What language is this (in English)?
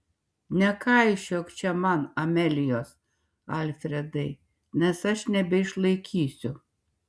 Lithuanian